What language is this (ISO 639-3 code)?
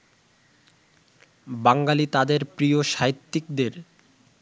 ben